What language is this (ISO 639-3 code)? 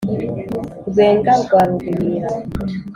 kin